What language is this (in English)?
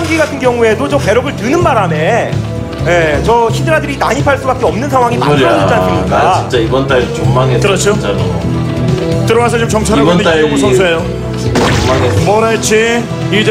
Korean